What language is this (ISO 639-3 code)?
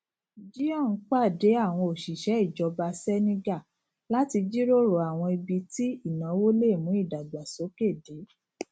yor